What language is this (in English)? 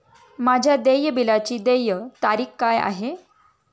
Marathi